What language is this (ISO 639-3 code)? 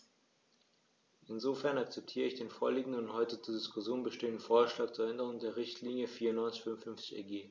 deu